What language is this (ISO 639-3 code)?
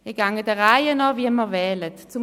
gsw